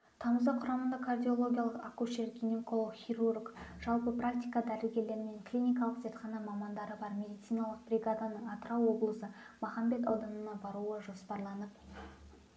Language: Kazakh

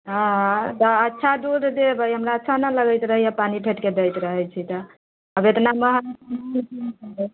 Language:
Maithili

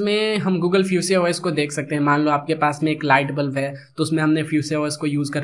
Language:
Hindi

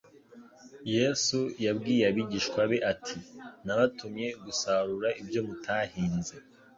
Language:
Kinyarwanda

